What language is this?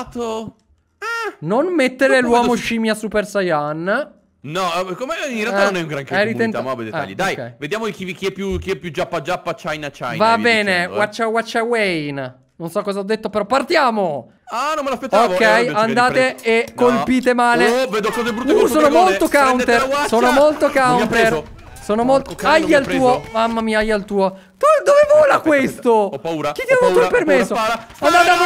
Italian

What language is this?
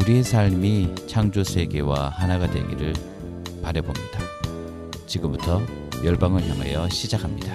Korean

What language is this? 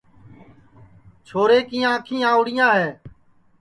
Sansi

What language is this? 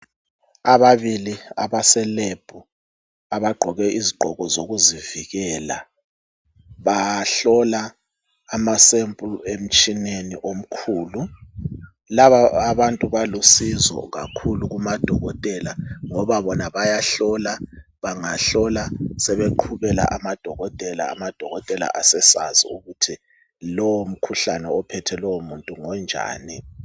North Ndebele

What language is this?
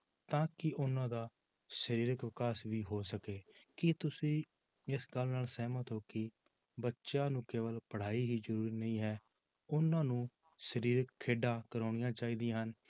Punjabi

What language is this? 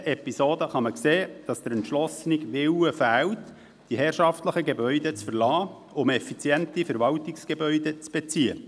Swiss German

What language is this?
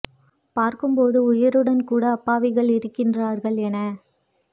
Tamil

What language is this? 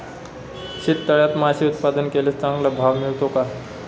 Marathi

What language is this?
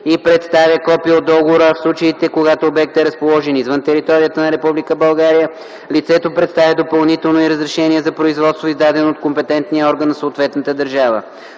Bulgarian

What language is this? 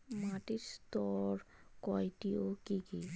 Bangla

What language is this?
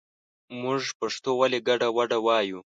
Pashto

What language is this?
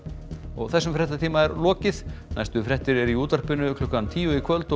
Icelandic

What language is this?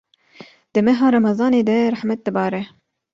Kurdish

